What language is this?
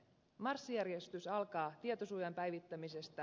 Finnish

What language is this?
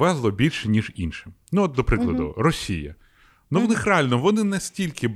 Ukrainian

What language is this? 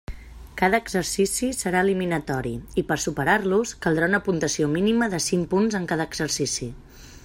Catalan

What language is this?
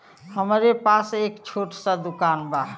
Bhojpuri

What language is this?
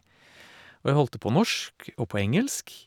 Norwegian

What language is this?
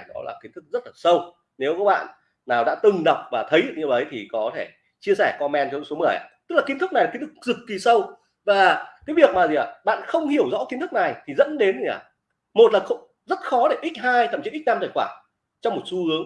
Vietnamese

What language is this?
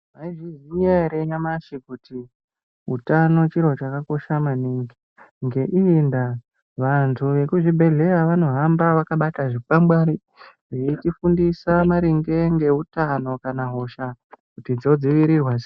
Ndau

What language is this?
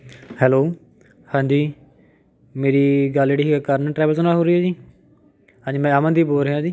Punjabi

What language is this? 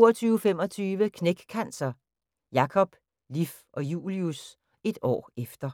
Danish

